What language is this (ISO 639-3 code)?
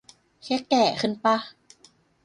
tha